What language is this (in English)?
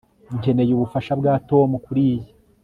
Kinyarwanda